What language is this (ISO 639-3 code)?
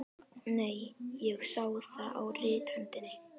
isl